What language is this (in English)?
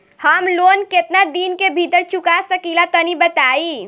Bhojpuri